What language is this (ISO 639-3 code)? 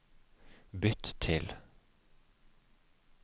nor